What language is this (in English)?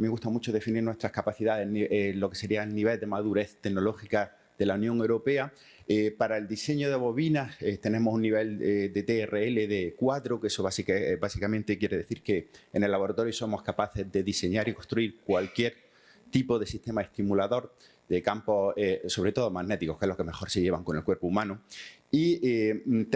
Spanish